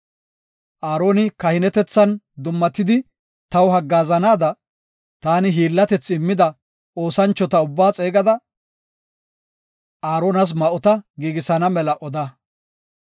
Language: Gofa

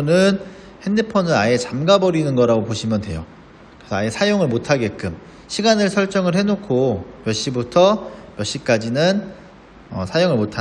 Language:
Korean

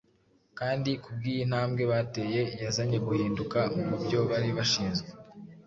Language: Kinyarwanda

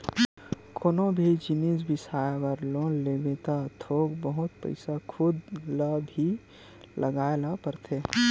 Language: Chhattisgarhi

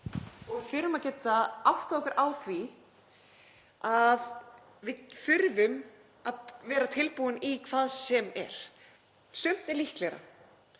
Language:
Icelandic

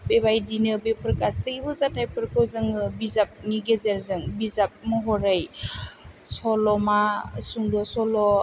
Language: Bodo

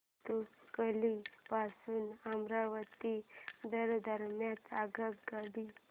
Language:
Marathi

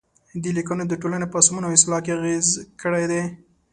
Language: Pashto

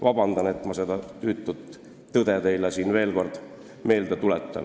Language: Estonian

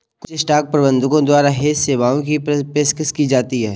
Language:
Hindi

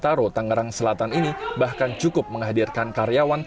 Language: Indonesian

